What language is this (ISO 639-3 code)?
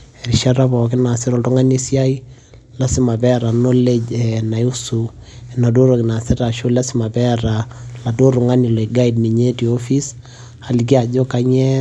mas